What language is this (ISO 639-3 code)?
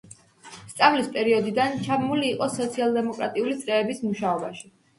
kat